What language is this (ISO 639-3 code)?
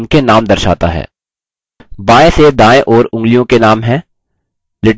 hin